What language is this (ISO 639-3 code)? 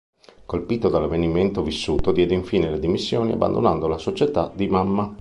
ita